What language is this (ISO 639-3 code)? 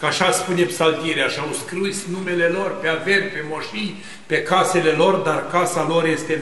ron